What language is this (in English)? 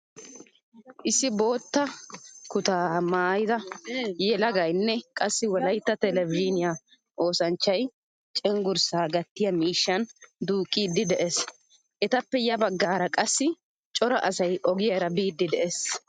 Wolaytta